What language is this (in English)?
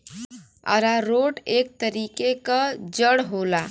Bhojpuri